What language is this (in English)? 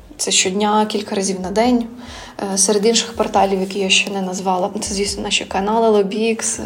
Ukrainian